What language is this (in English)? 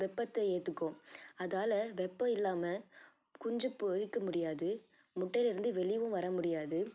Tamil